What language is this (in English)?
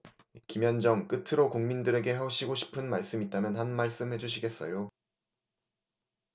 Korean